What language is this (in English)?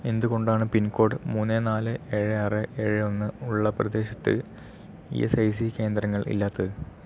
Malayalam